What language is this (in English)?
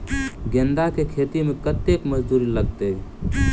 Maithili